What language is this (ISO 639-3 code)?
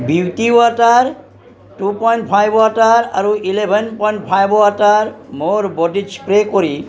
asm